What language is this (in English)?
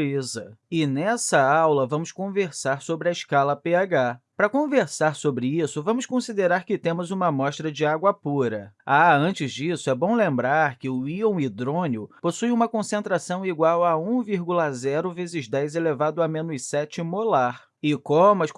Portuguese